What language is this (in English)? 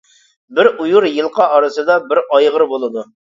Uyghur